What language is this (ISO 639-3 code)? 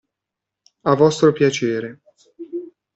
ita